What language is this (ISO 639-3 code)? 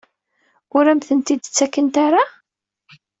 kab